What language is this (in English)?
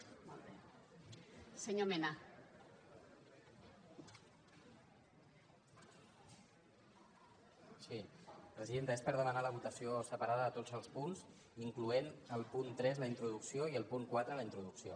Catalan